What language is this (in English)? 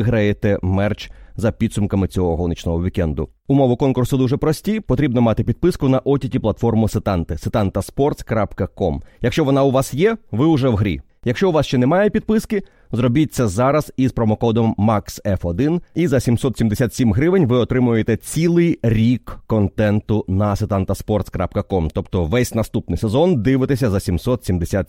Ukrainian